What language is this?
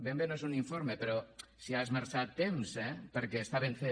Catalan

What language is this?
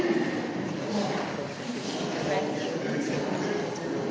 Slovenian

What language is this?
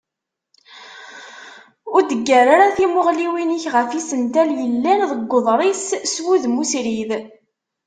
Kabyle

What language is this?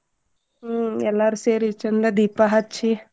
Kannada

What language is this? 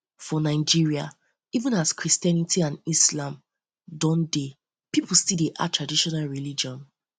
Nigerian Pidgin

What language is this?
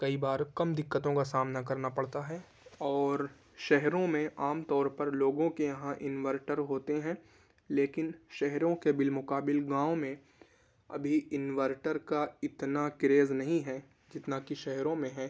Urdu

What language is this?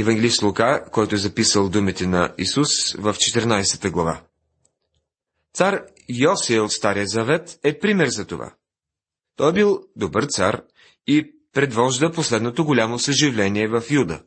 Bulgarian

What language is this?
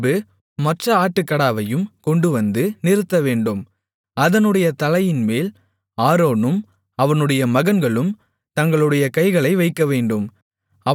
Tamil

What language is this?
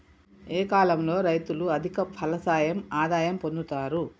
Telugu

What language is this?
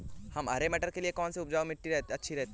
Hindi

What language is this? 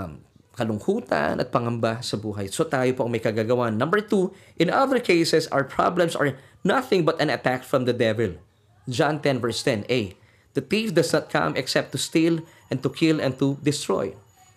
Filipino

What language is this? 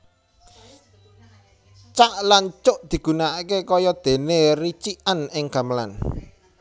Javanese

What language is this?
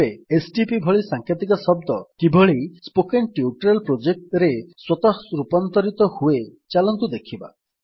Odia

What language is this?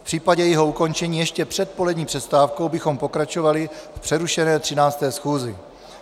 Czech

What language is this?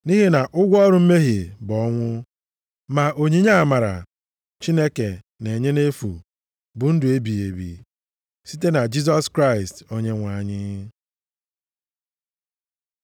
Igbo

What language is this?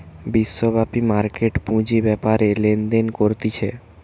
Bangla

